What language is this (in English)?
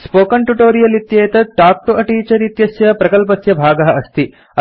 Sanskrit